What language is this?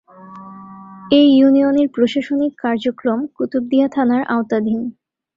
Bangla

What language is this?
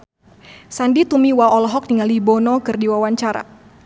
Sundanese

